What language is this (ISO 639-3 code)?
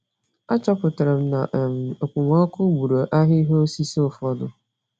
ibo